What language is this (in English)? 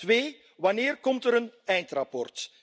Dutch